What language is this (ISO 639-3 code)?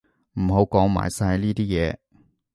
yue